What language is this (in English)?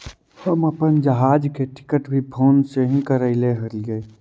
Magahi